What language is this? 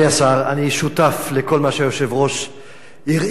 Hebrew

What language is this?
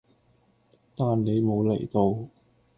Cantonese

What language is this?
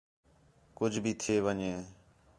Khetrani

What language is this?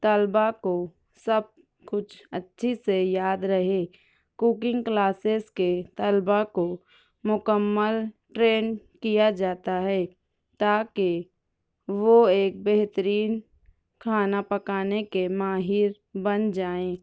Urdu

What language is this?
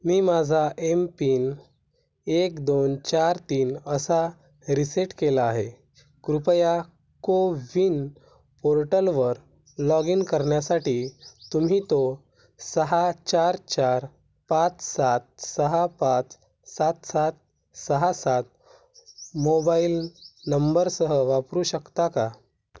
Marathi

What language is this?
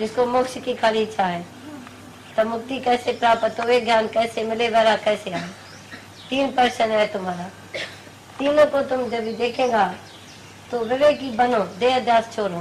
Hindi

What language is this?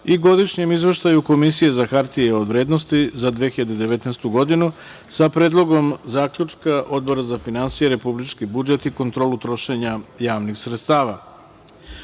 Serbian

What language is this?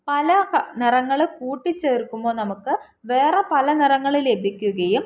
Malayalam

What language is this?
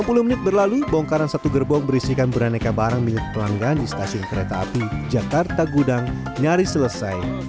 Indonesian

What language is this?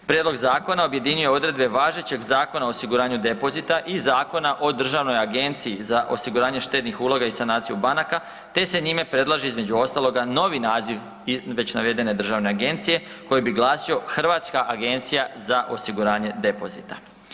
Croatian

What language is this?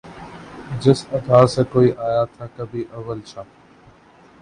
Urdu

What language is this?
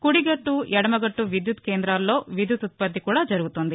Telugu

